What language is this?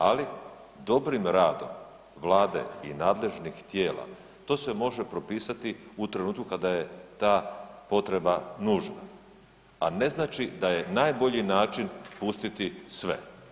Croatian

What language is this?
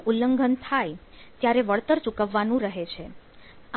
Gujarati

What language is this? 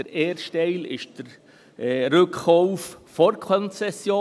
Swiss German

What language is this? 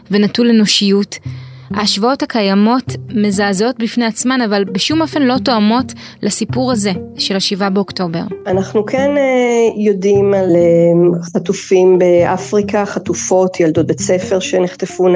Hebrew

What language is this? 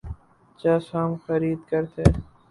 Urdu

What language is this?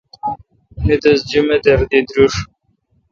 Kalkoti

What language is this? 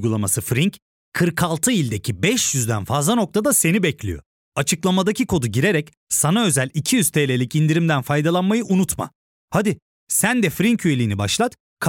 Turkish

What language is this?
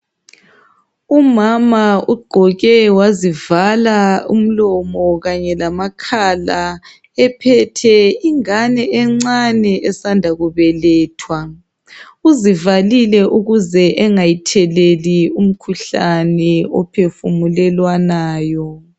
North Ndebele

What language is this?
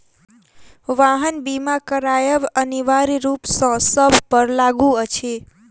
Maithili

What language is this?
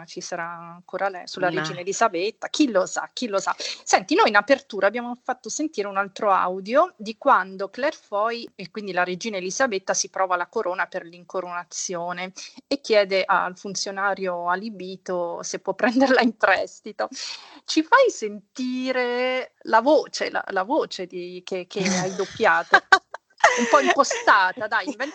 Italian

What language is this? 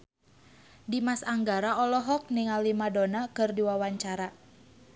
Sundanese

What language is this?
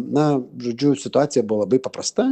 Lithuanian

